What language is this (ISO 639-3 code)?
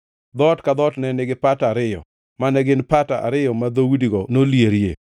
luo